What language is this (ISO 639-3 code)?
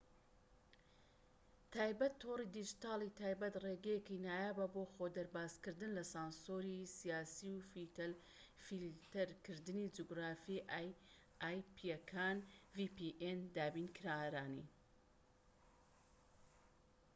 ckb